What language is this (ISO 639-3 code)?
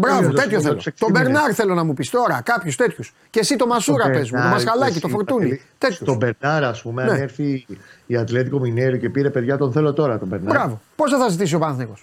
ell